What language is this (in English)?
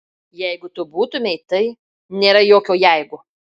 Lithuanian